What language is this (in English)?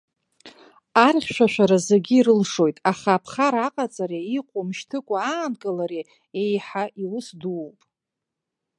Abkhazian